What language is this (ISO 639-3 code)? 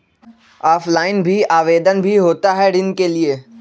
mag